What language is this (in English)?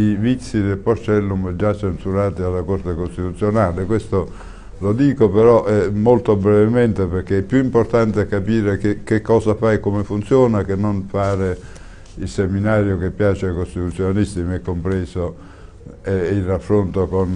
Italian